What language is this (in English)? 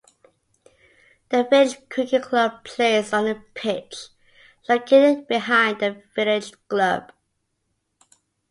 English